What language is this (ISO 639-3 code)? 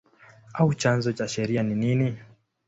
swa